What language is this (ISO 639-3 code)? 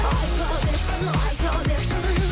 kaz